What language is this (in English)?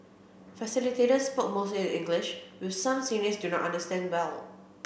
English